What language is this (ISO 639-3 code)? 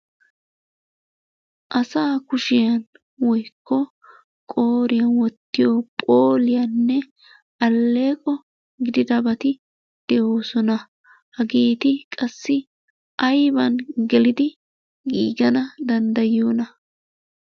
wal